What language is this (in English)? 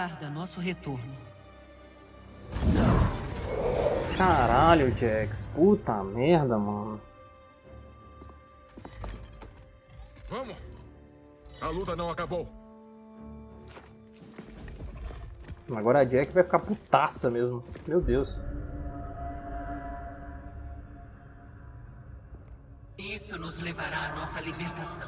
Portuguese